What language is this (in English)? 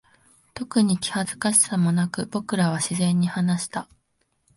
Japanese